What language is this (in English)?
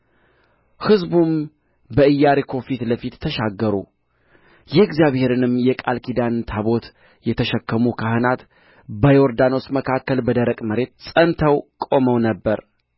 Amharic